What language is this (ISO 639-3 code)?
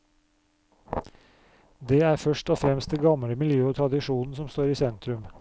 nor